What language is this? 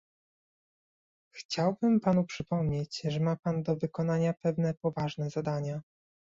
Polish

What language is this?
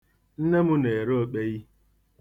Igbo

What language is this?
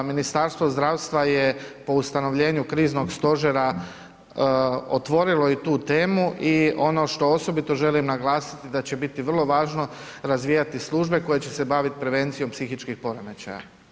Croatian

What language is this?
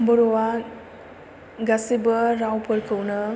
Bodo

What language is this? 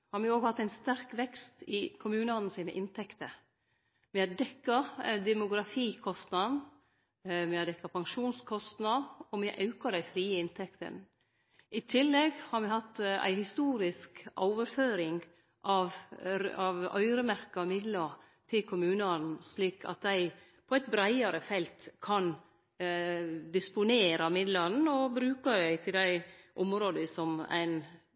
Norwegian Nynorsk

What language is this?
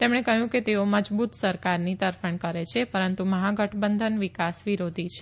Gujarati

